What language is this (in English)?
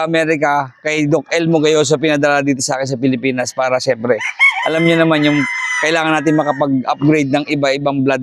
Filipino